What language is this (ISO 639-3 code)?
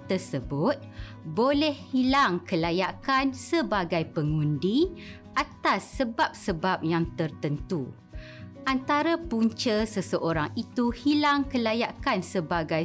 msa